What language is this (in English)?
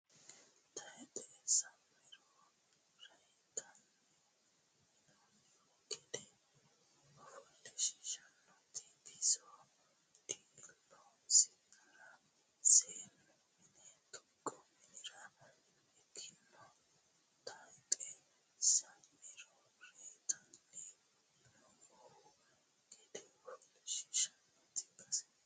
Sidamo